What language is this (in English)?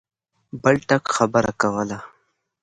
Pashto